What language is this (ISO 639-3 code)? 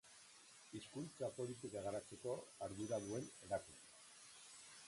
eus